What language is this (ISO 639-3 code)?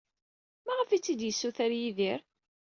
kab